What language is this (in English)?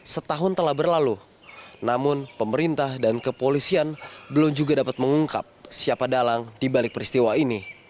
Indonesian